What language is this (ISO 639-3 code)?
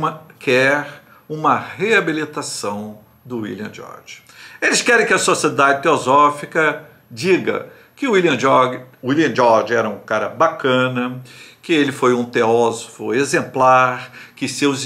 por